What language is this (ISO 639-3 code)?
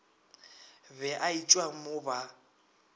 nso